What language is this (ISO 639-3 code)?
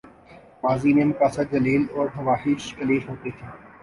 urd